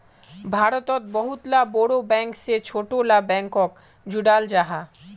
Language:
Magahi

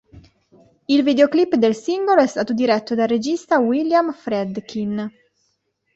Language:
Italian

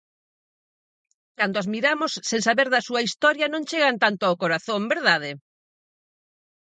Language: Galician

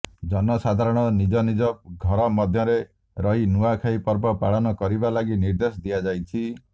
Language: Odia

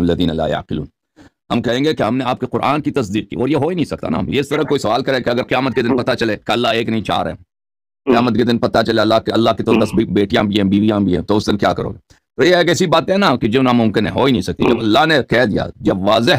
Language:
Arabic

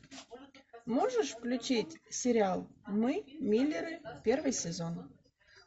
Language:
Russian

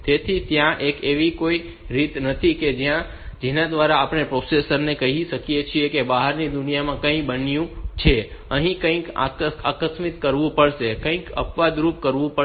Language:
Gujarati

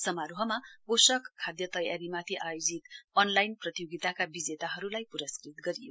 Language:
Nepali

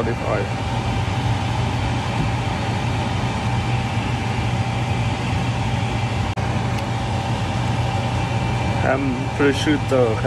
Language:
Thai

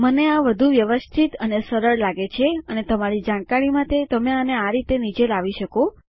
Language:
Gujarati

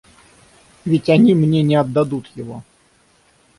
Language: Russian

